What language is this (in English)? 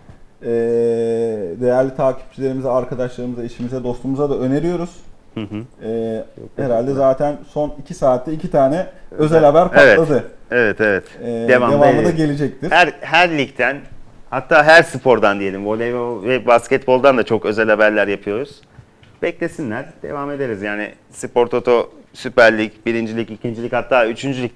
Turkish